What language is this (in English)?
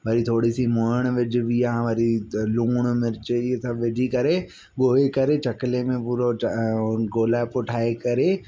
Sindhi